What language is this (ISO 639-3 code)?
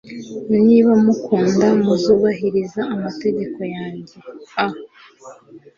kin